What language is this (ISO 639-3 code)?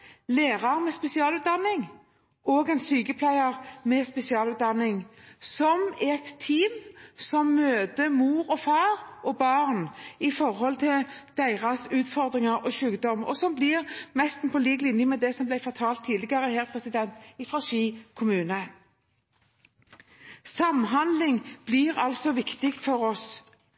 nob